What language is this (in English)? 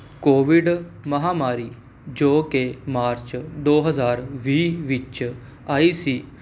Punjabi